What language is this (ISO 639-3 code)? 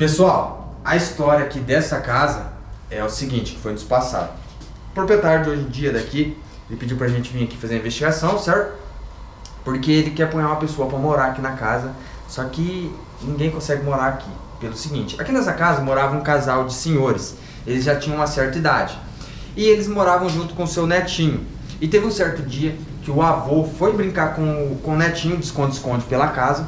por